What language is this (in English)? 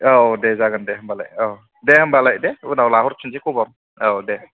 Bodo